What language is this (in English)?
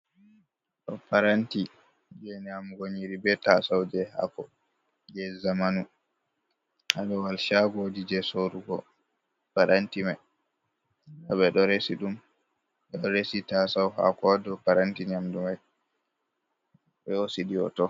Fula